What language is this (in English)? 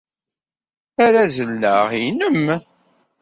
Kabyle